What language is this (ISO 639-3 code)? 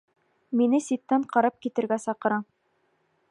bak